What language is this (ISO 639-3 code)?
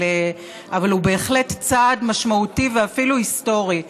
heb